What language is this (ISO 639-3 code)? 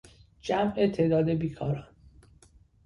fas